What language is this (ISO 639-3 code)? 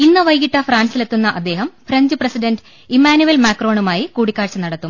mal